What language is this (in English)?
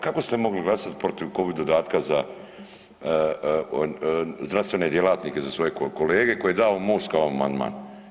Croatian